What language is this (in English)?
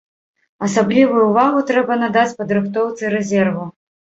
Belarusian